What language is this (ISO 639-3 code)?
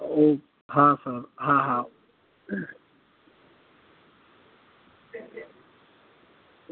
guj